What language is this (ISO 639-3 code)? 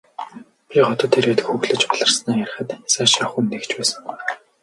mon